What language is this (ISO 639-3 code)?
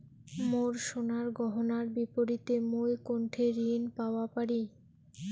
ben